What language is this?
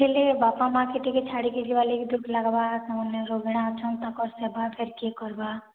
Odia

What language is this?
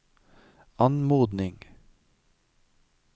Norwegian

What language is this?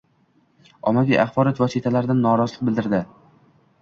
Uzbek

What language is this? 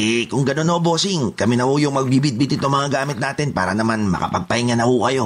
Filipino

